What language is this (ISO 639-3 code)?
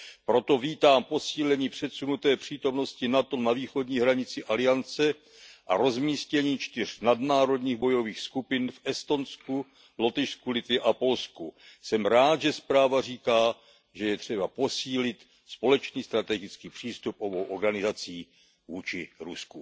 ces